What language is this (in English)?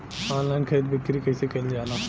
Bhojpuri